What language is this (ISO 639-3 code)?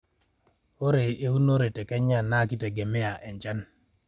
mas